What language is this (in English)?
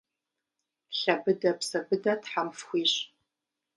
Kabardian